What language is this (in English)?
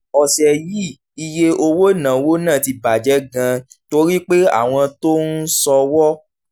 Yoruba